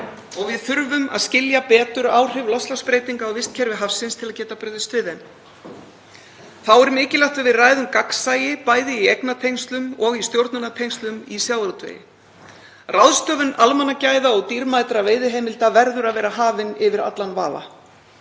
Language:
Icelandic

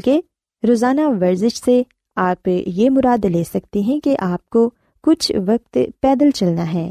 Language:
Urdu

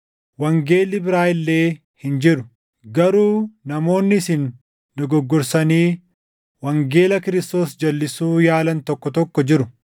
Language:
Oromo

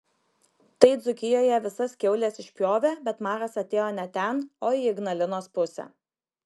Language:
Lithuanian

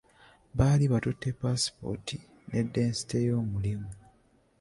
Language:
Ganda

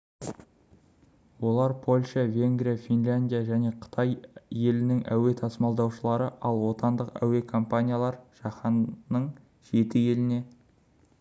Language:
Kazakh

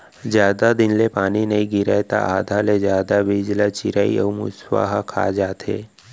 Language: Chhattisgarhi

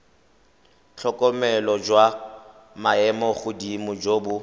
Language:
Tswana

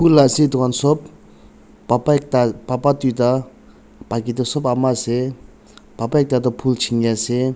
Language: Naga Pidgin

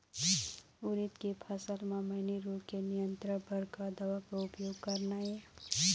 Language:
Chhattisgarhi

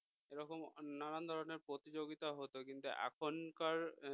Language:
Bangla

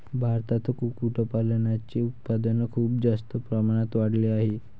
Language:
Marathi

